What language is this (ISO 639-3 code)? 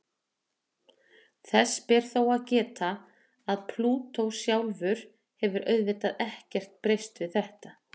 isl